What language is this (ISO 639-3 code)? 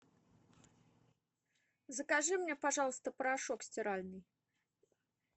rus